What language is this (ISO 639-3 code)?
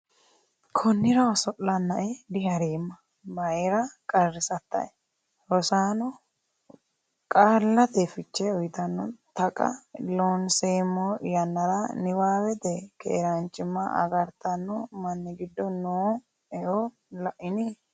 sid